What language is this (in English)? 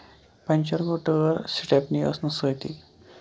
Kashmiri